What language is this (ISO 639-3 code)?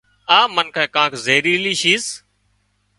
kxp